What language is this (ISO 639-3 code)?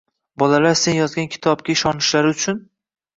uzb